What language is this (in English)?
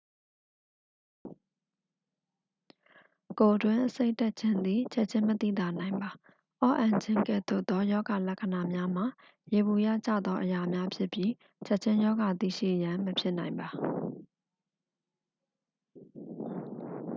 Burmese